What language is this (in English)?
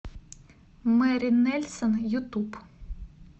Russian